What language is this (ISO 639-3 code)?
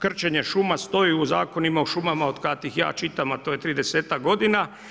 hrv